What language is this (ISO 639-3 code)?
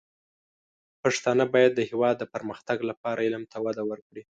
pus